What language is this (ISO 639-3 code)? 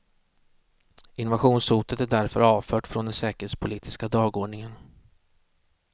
swe